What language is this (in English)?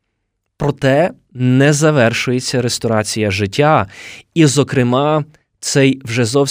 Ukrainian